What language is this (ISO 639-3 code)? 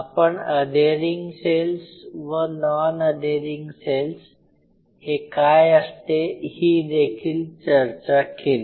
mar